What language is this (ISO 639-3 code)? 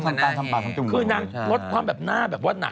tha